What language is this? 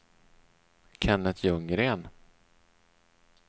Swedish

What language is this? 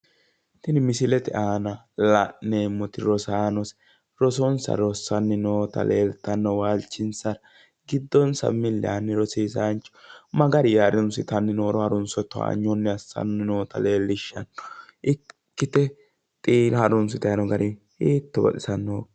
Sidamo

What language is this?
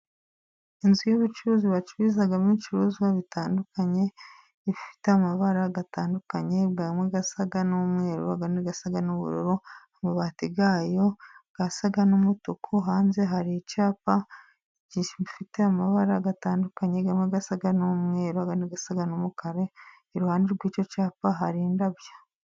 Kinyarwanda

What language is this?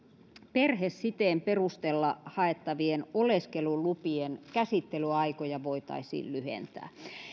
Finnish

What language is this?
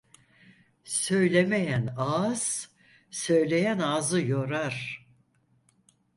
Turkish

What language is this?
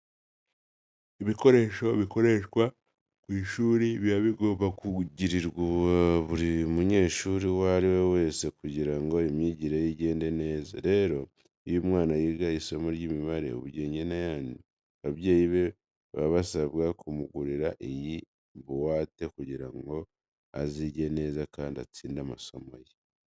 Kinyarwanda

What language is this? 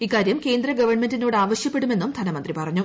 Malayalam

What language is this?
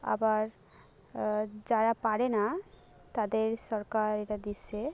Bangla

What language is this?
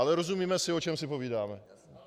Czech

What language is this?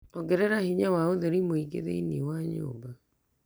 Kikuyu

